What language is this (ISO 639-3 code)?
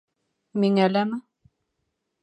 bak